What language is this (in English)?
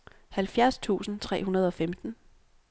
Danish